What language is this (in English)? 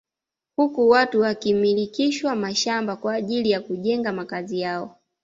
Swahili